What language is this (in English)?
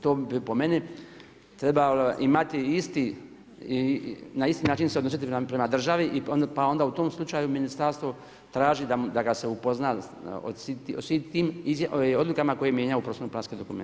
Croatian